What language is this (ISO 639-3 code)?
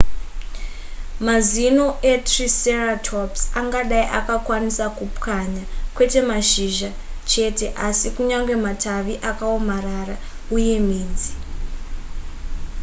sna